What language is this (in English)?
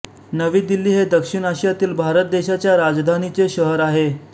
Marathi